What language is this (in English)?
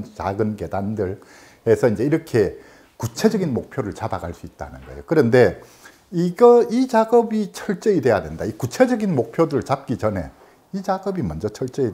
Korean